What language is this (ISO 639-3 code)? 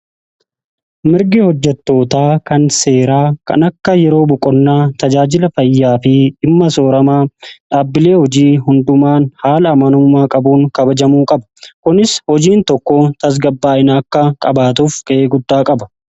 orm